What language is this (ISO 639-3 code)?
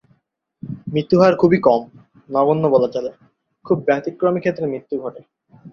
ben